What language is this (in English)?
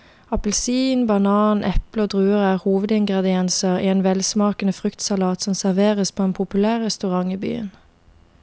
Norwegian